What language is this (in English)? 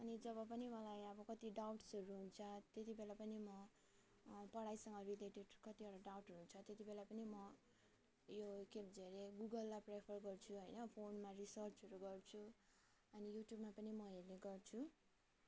Nepali